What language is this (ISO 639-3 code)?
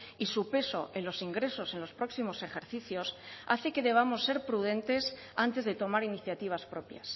spa